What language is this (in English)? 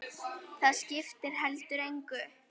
Icelandic